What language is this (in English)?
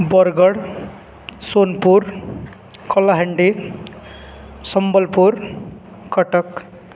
Odia